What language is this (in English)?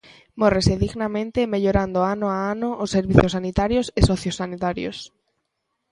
Galician